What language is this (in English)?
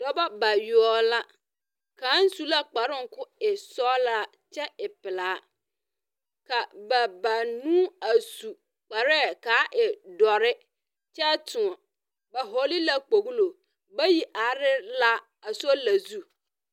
Southern Dagaare